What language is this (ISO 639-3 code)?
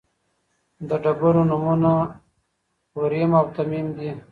pus